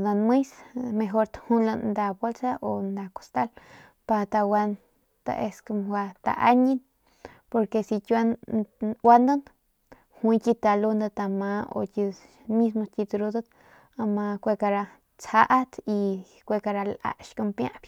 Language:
Northern Pame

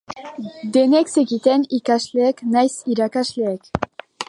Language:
Basque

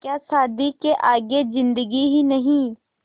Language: Hindi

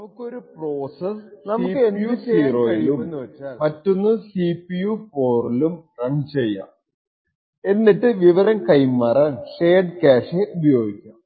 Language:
Malayalam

